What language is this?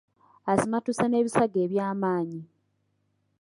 Ganda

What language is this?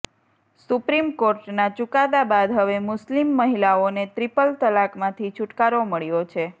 Gujarati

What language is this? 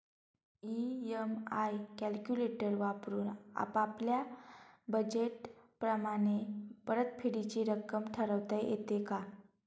Marathi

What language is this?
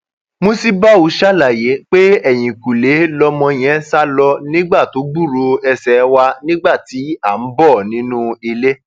Yoruba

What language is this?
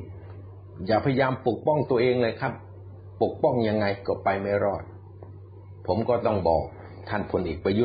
Thai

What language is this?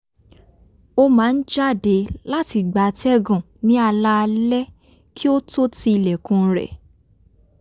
Yoruba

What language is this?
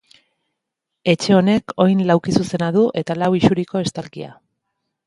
Basque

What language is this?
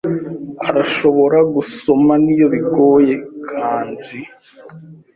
Kinyarwanda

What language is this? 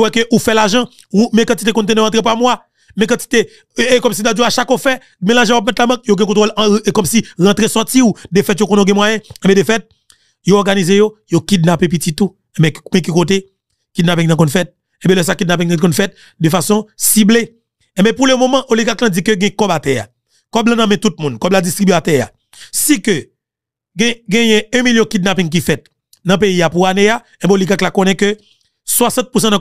French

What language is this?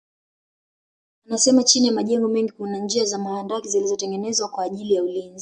Swahili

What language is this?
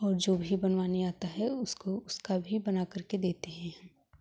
Hindi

